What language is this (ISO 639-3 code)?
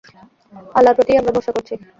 ben